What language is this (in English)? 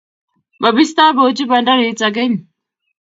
Kalenjin